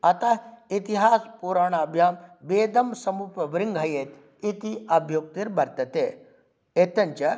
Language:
Sanskrit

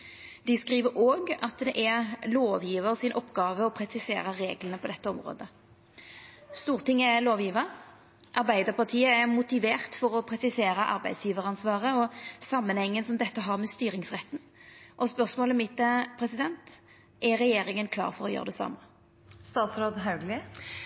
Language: Norwegian Nynorsk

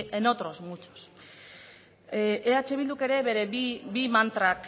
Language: Basque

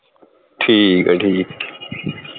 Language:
Punjabi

